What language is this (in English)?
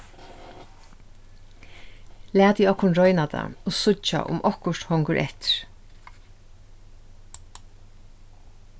Faroese